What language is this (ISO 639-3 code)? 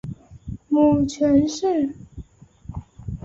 zho